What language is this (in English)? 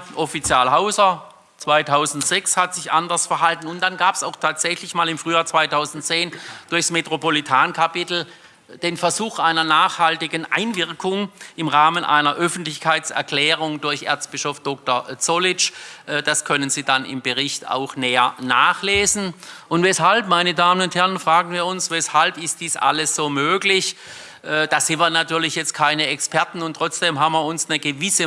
German